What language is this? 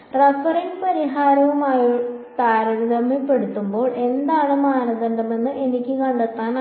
Malayalam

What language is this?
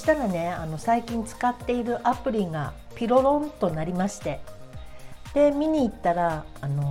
Japanese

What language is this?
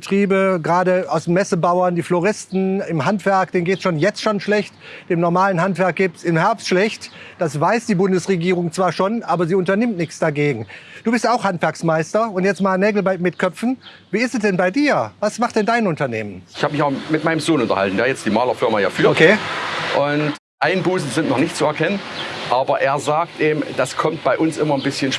German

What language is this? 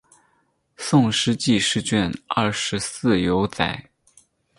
Chinese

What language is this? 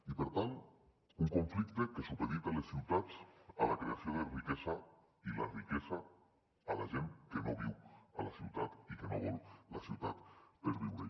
Catalan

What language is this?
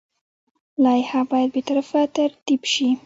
Pashto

